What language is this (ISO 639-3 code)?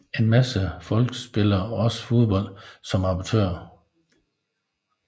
dan